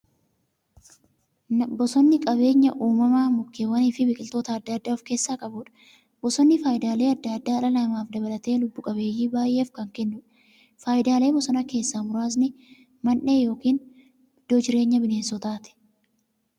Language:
Oromo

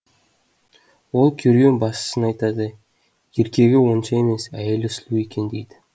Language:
Kazakh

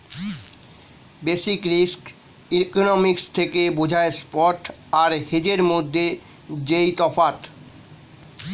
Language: Bangla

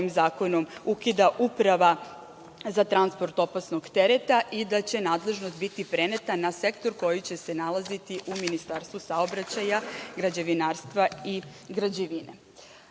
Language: Serbian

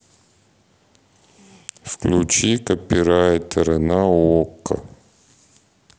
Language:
Russian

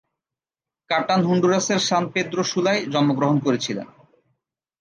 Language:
Bangla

